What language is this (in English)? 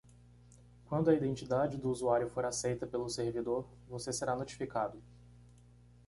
Portuguese